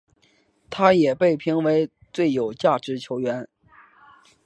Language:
Chinese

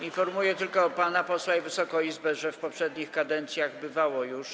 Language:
Polish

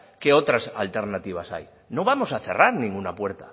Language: Spanish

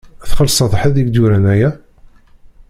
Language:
Kabyle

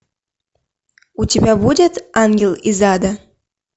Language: Russian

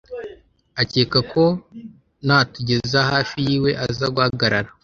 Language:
Kinyarwanda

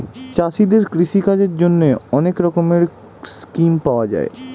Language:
Bangla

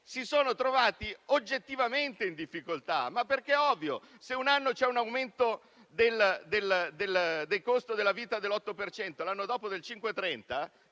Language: Italian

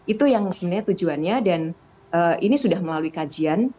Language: Indonesian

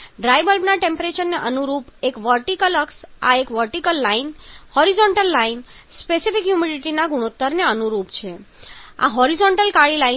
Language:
Gujarati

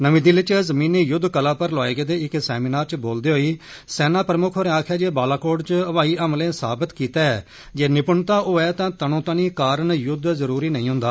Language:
Dogri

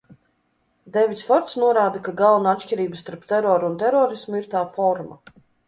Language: Latvian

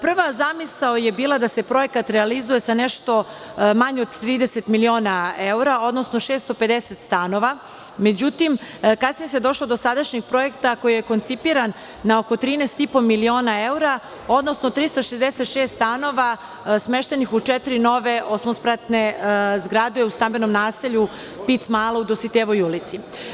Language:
Serbian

